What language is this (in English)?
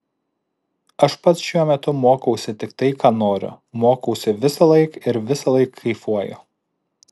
Lithuanian